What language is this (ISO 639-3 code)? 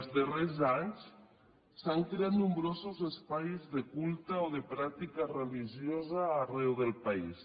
cat